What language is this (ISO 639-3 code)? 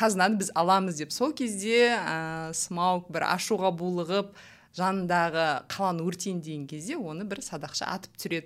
rus